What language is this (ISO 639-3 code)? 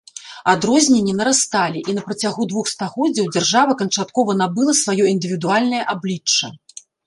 bel